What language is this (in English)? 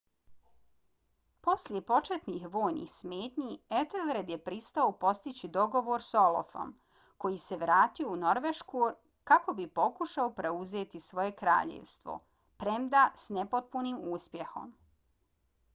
Bosnian